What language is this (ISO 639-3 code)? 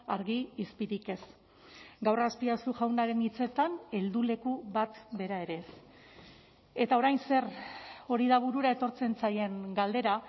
eus